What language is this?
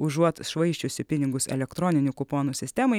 Lithuanian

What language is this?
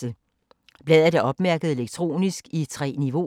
Danish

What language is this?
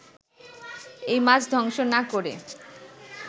Bangla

